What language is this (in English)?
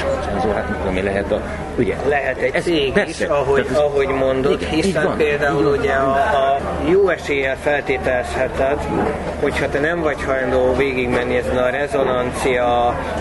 Hungarian